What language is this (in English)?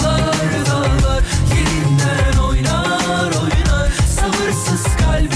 Turkish